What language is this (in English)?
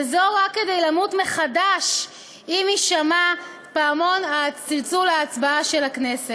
Hebrew